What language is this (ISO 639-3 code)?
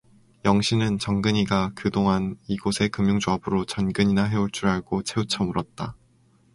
kor